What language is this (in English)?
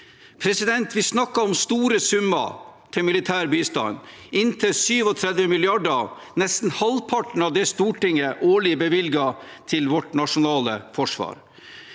Norwegian